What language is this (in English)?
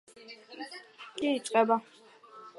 Georgian